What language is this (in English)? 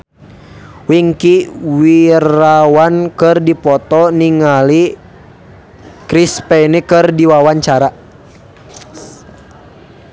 Sundanese